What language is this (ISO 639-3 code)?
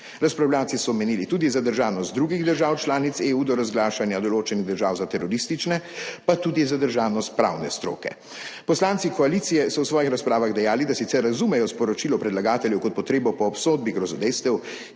slv